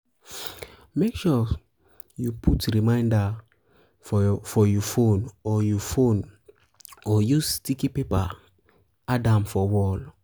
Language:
Nigerian Pidgin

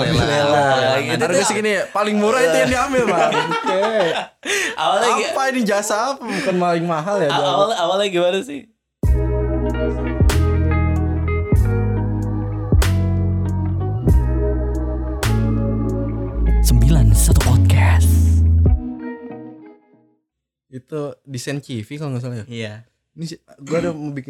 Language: Indonesian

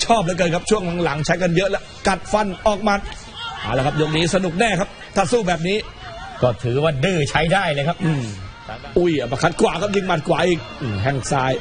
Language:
Thai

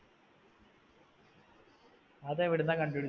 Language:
Malayalam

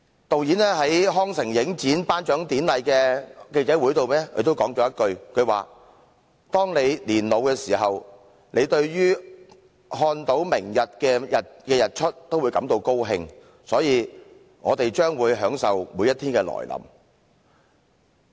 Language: Cantonese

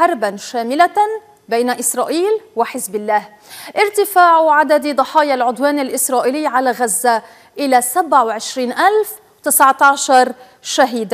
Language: Arabic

